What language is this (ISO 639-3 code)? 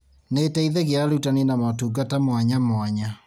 kik